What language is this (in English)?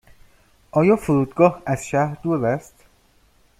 Persian